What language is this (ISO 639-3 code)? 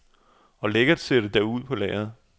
dan